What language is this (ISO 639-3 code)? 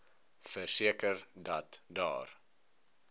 afr